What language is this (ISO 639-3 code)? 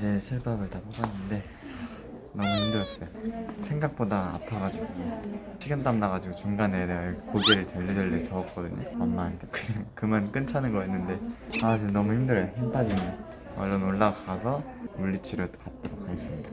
kor